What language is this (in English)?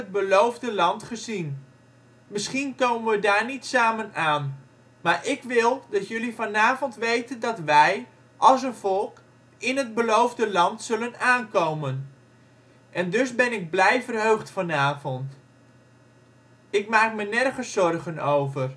Dutch